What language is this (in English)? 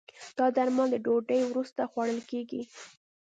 Pashto